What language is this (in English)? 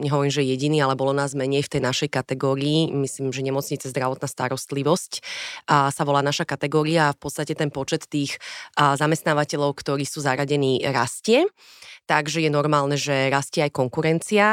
Slovak